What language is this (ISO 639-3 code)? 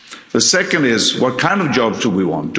eng